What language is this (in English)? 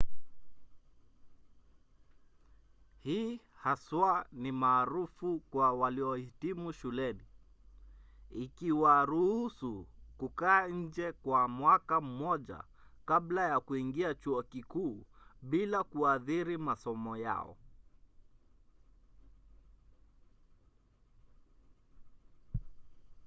Swahili